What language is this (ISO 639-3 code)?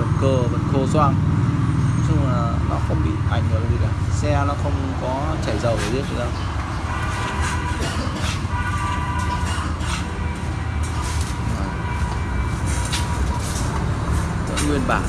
vie